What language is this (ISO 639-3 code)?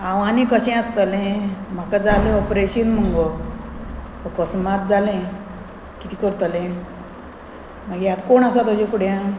kok